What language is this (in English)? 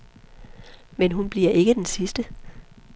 Danish